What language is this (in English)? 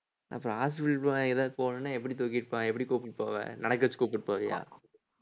Tamil